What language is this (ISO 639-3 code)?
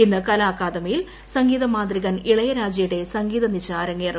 mal